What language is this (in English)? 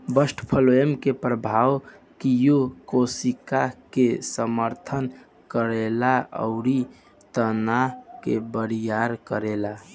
Bhojpuri